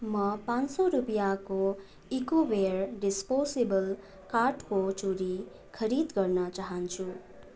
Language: Nepali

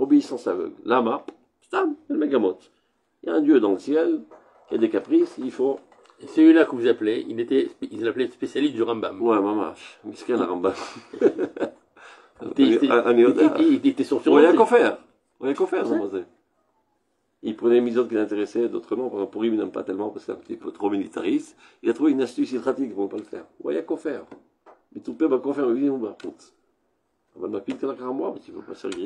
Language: French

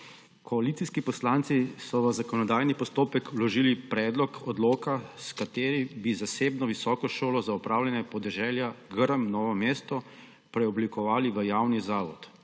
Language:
Slovenian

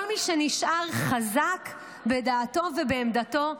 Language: Hebrew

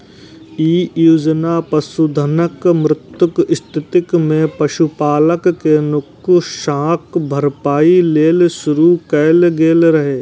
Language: Maithili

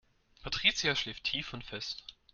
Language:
German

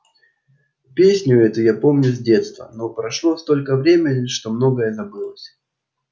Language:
Russian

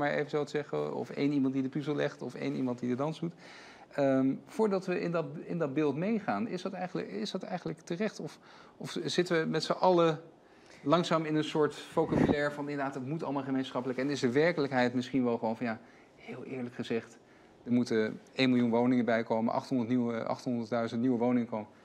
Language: Dutch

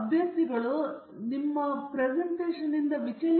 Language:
Kannada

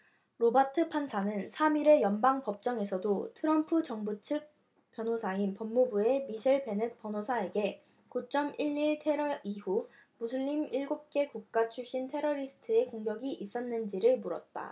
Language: Korean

